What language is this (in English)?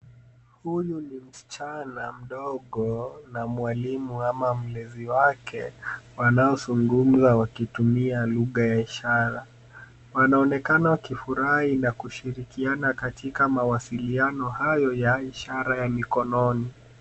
Swahili